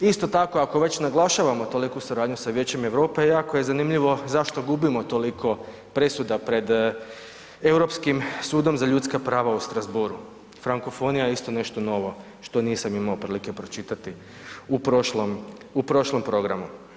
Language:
Croatian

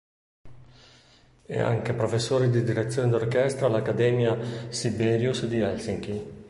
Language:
Italian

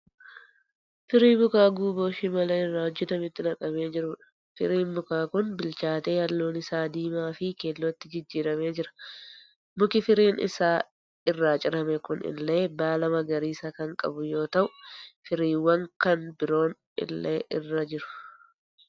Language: Oromo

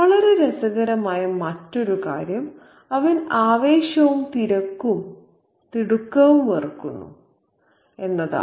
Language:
Malayalam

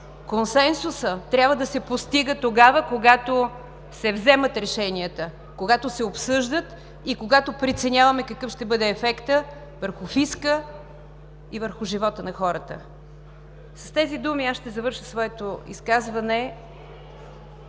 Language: Bulgarian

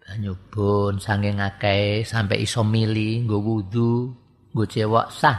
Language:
Indonesian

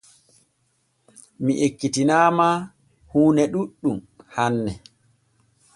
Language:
Borgu Fulfulde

